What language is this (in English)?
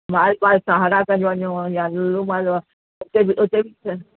Sindhi